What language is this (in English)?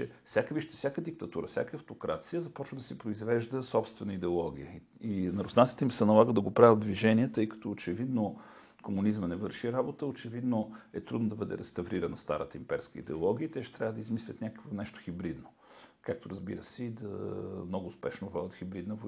Bulgarian